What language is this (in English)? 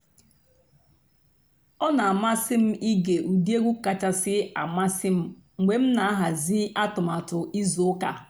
Igbo